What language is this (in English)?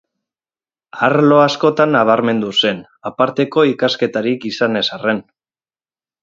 Basque